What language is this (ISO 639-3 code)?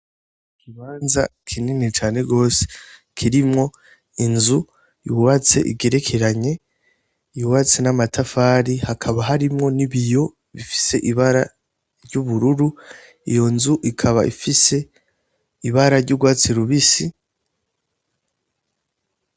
run